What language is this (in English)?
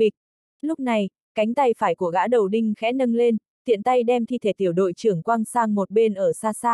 Vietnamese